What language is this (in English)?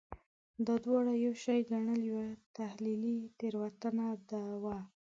Pashto